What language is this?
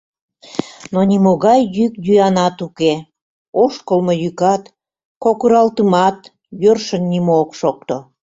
Mari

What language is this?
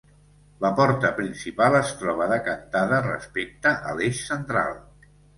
Catalan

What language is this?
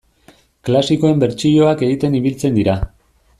Basque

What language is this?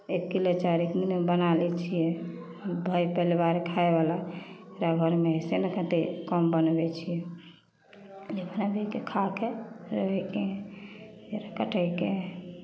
Maithili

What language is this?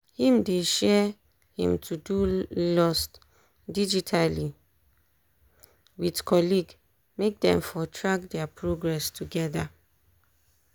Nigerian Pidgin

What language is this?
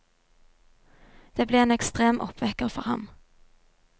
Norwegian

